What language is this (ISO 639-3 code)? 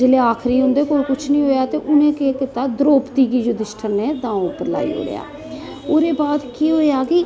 doi